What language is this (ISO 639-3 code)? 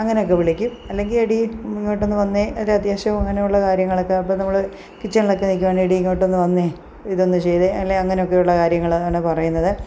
mal